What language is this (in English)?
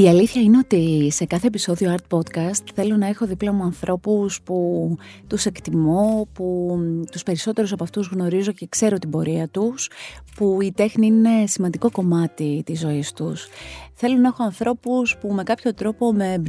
Greek